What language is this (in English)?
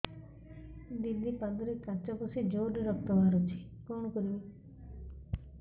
Odia